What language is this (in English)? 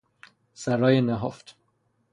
Persian